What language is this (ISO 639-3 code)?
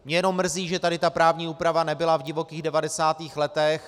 ces